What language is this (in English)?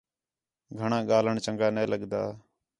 Khetrani